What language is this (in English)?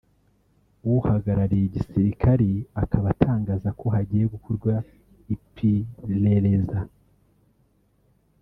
Kinyarwanda